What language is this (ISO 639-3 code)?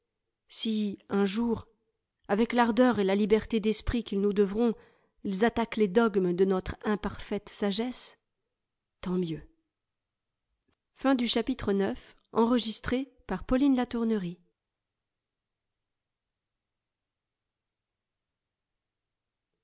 fra